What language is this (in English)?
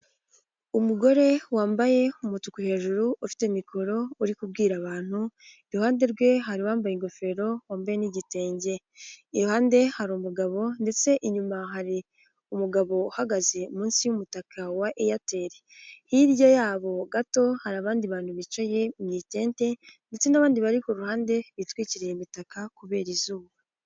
Kinyarwanda